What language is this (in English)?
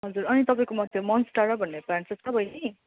Nepali